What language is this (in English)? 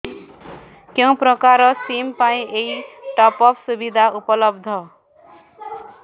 Odia